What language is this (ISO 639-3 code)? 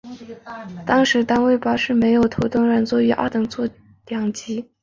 zho